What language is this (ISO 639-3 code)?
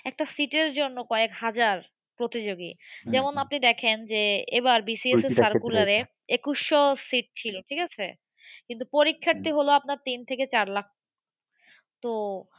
ben